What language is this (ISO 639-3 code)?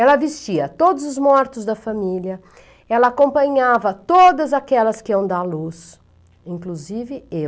por